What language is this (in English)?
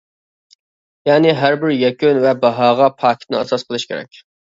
Uyghur